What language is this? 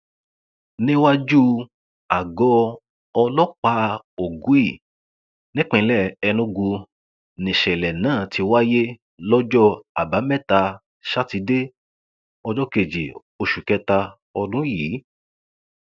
Yoruba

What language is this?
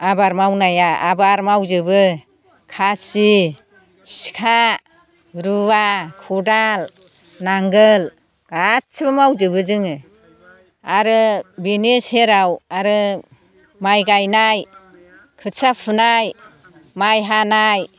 Bodo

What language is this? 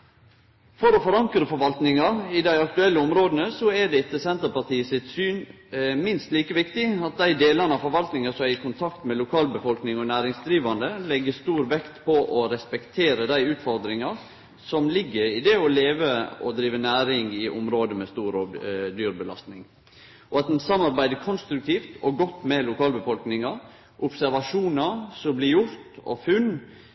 Norwegian Nynorsk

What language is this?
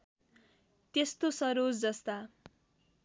Nepali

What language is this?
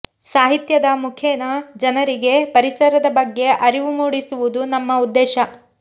Kannada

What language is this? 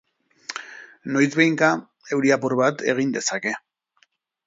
Basque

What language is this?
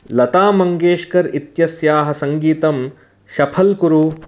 Sanskrit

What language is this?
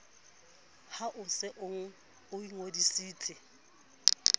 Southern Sotho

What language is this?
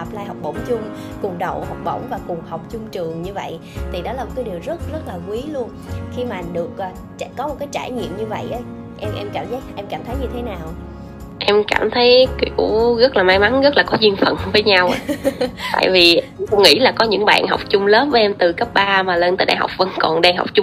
Vietnamese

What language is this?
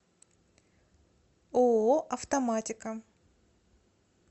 Russian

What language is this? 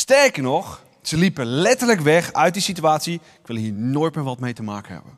Dutch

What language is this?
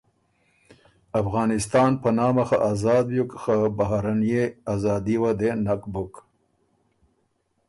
Ormuri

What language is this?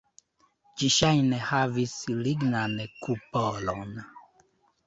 Esperanto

